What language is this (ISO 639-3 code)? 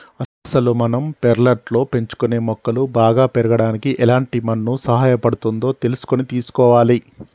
tel